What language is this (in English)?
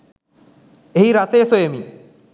Sinhala